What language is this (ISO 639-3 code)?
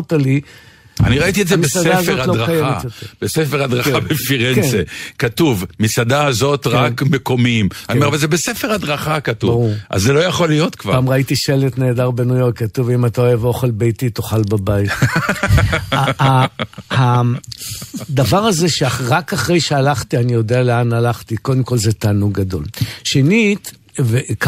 heb